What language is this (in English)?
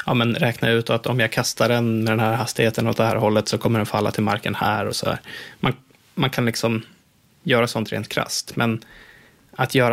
Swedish